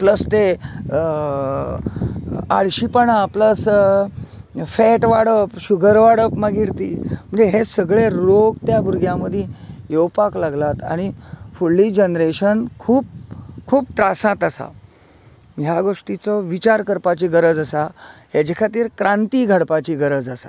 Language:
Konkani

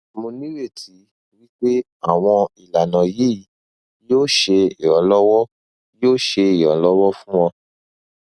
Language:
Yoruba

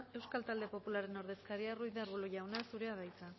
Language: Basque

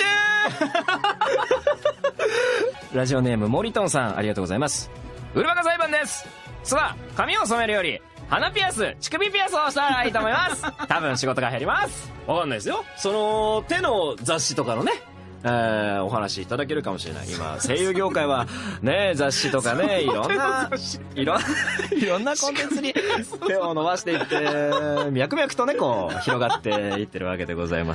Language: Japanese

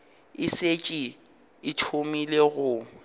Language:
Northern Sotho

